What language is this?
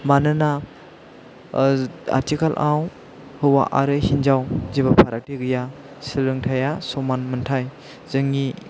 Bodo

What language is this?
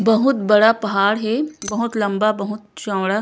Chhattisgarhi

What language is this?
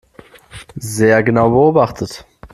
German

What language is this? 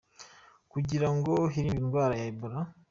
Kinyarwanda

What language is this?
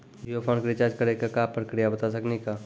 Maithili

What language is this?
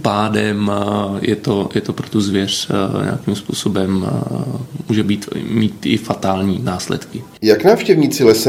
Czech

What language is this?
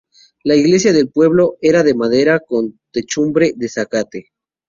Spanish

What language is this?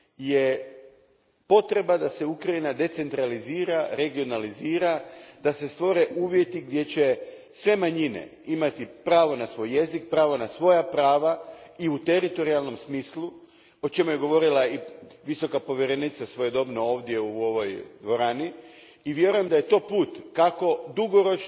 Croatian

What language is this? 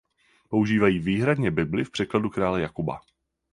Czech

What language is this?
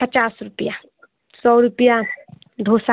Hindi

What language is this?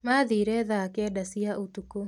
Kikuyu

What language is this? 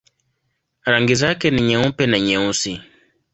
Swahili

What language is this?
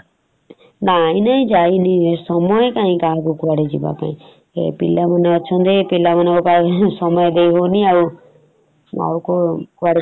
Odia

